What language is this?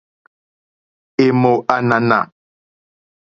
Mokpwe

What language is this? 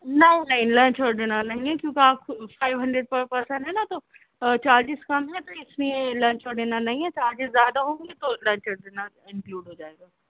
Urdu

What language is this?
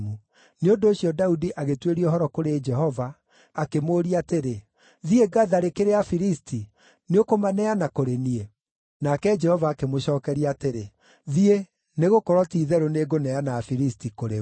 Kikuyu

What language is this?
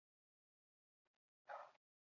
Basque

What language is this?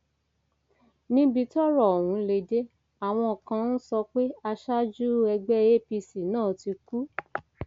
Yoruba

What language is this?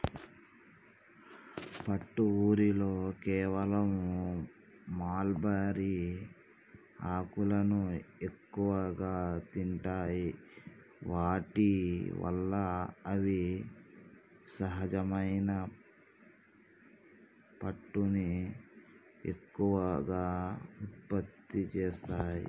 Telugu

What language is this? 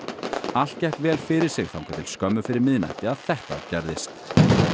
Icelandic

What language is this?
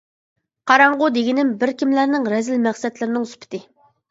Uyghur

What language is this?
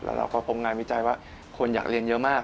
Thai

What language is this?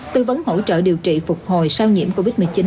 Vietnamese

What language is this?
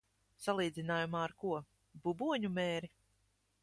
Latvian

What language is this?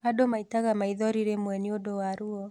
Kikuyu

